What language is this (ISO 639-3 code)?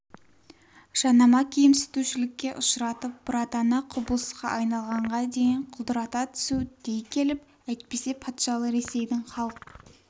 kaz